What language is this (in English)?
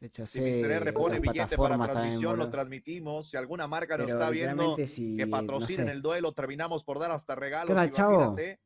Spanish